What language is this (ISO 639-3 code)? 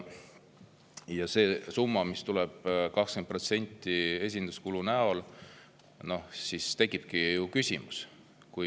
est